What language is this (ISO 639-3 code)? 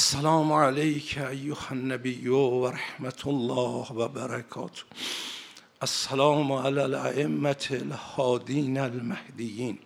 fas